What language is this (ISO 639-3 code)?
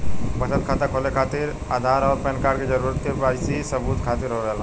bho